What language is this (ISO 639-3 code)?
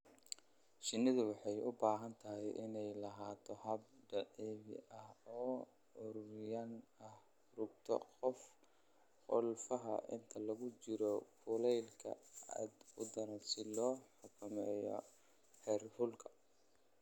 som